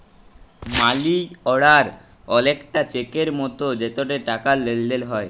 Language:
Bangla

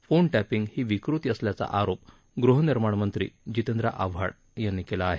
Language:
Marathi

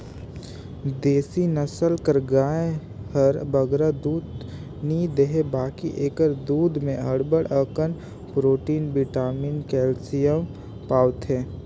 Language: Chhattisgarhi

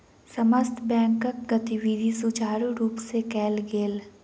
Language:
Maithili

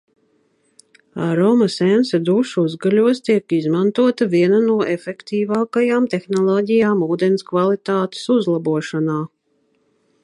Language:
Latvian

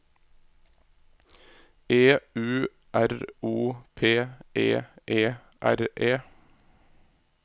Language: Norwegian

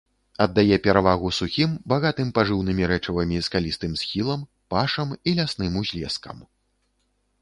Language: Belarusian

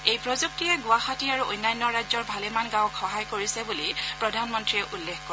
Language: Assamese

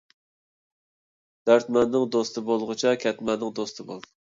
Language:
Uyghur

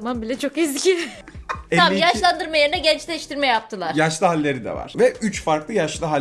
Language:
Turkish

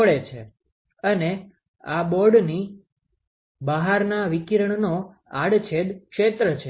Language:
Gujarati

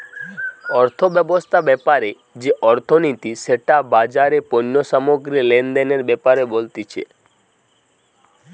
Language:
Bangla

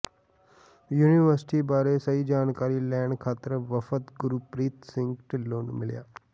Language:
Punjabi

